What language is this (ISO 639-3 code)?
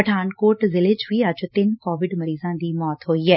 pan